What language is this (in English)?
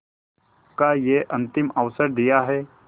Hindi